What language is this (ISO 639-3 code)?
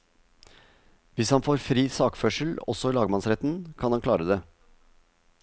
nor